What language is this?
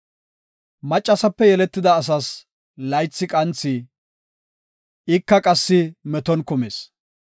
Gofa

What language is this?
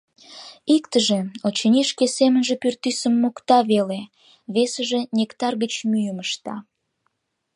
Mari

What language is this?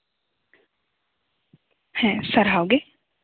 Santali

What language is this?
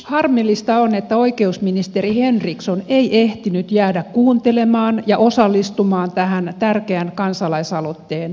Finnish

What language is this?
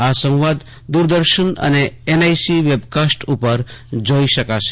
Gujarati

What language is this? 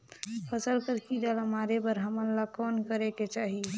Chhattisgarhi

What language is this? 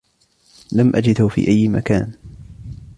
Arabic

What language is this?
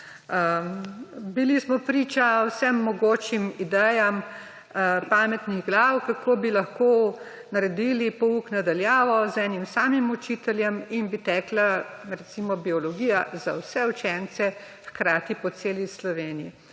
Slovenian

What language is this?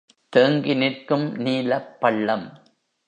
Tamil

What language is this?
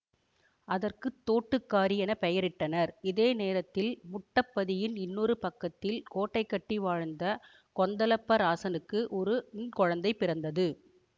Tamil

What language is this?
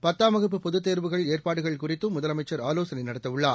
Tamil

